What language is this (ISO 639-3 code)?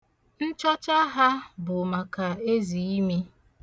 ibo